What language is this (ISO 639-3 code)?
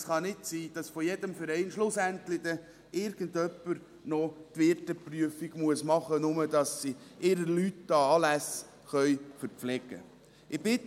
gsw